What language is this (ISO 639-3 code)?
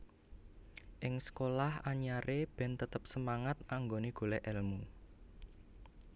jav